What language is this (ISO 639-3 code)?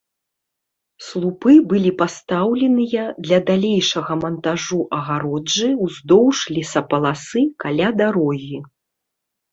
bel